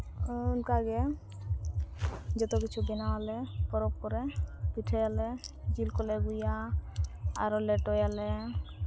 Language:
Santali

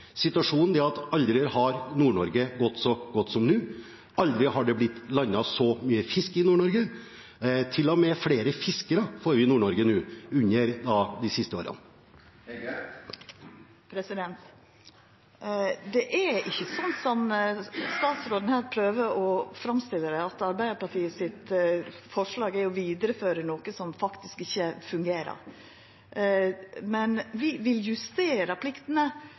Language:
Norwegian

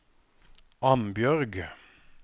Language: Norwegian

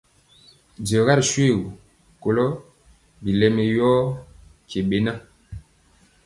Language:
Mpiemo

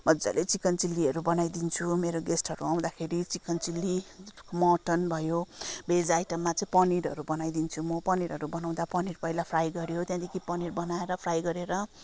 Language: Nepali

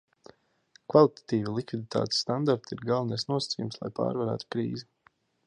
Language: Latvian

